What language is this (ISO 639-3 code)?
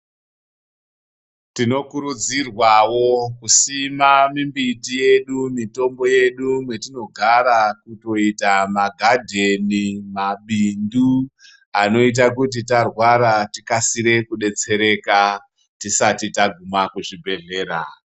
ndc